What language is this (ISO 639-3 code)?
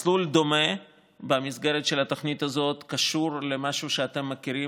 heb